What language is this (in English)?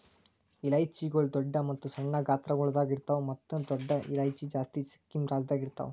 Kannada